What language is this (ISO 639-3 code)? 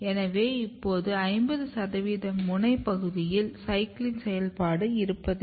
tam